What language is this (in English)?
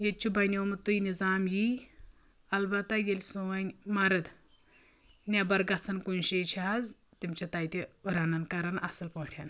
Kashmiri